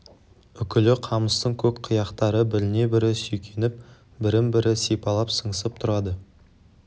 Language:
Kazakh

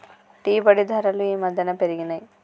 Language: Telugu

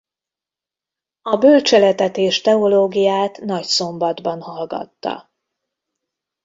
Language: Hungarian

